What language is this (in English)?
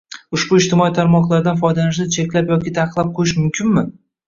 Uzbek